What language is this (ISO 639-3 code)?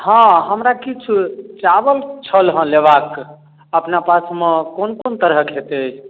mai